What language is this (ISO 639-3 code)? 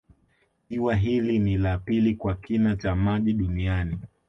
swa